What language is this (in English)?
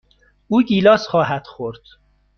Persian